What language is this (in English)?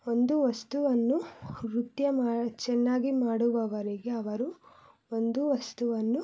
Kannada